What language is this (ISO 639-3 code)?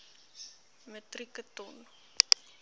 afr